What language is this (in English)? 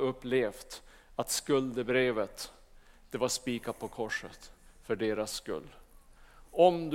Swedish